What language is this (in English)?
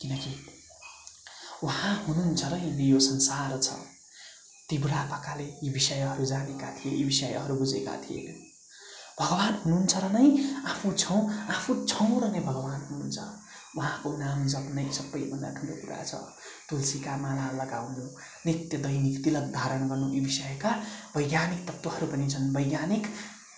Nepali